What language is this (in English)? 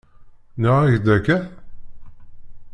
Kabyle